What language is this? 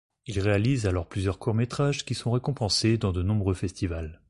French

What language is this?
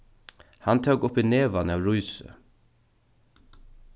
Faroese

